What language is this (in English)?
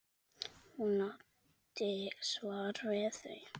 Icelandic